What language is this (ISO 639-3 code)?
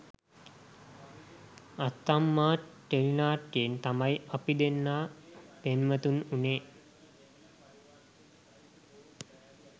sin